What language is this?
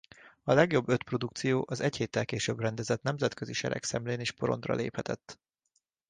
Hungarian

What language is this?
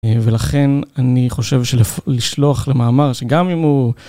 Hebrew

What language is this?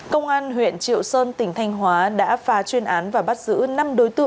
Vietnamese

